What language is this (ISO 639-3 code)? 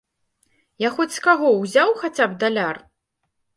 bel